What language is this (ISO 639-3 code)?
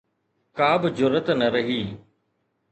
snd